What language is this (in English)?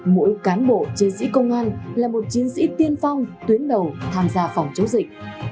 Vietnamese